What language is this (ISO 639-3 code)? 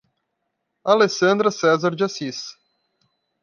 por